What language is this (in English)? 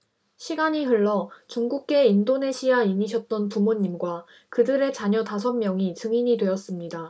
Korean